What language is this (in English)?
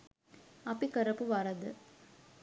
Sinhala